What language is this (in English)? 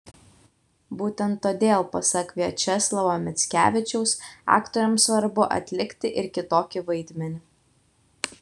Lithuanian